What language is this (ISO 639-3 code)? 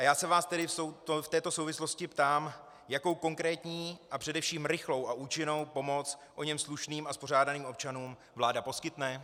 ces